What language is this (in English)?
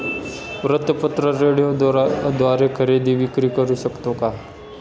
Marathi